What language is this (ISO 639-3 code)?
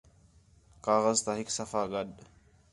xhe